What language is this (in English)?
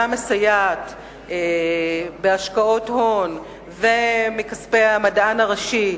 Hebrew